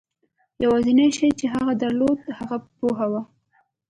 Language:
Pashto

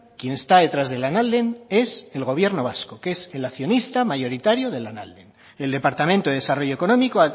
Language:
Spanish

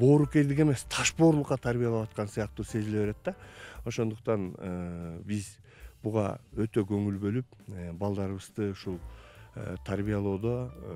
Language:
Turkish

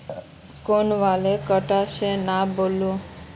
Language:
Magahi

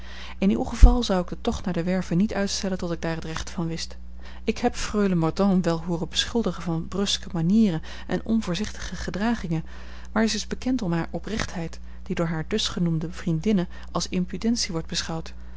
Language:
Dutch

